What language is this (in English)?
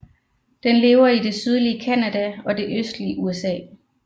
Danish